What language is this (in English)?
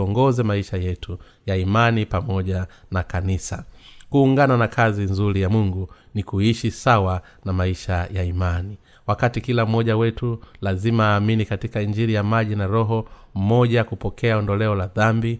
Swahili